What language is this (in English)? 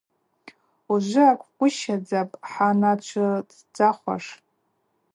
Abaza